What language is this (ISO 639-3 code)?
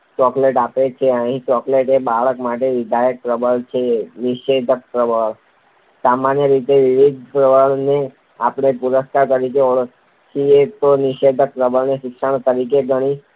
guj